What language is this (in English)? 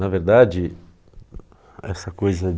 Portuguese